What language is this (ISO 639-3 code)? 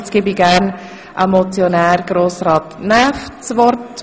gsw